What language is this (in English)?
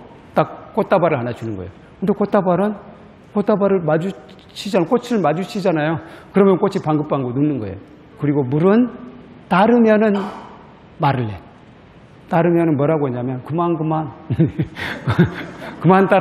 Korean